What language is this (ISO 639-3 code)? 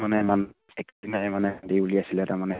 asm